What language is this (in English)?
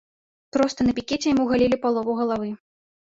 Belarusian